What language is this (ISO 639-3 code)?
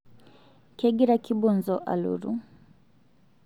mas